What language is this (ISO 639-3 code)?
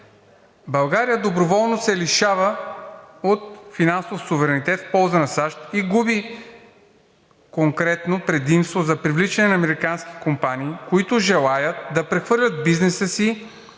bul